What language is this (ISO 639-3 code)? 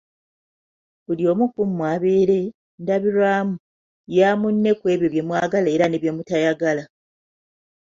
lug